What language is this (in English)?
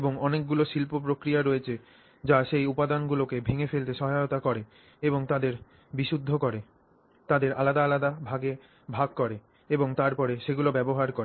Bangla